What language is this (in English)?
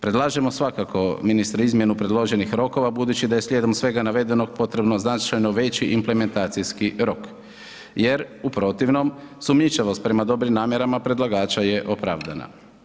Croatian